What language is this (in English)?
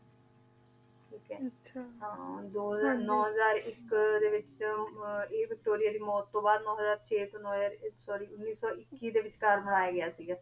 Punjabi